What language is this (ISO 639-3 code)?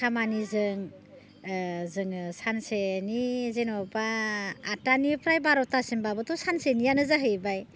brx